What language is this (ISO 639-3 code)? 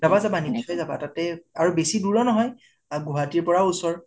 asm